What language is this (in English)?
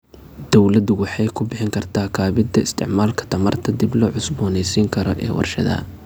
Somali